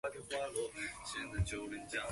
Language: Chinese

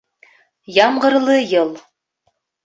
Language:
Bashkir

